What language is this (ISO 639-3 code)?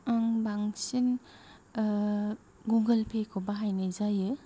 brx